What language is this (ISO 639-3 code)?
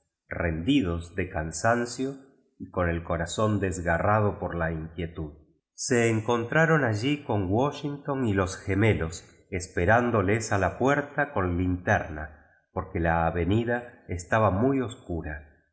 spa